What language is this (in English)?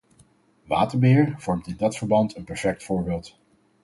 Dutch